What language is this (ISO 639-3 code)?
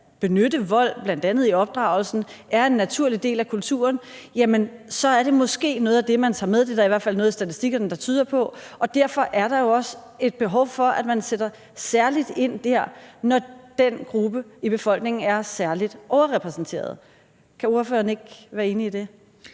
dan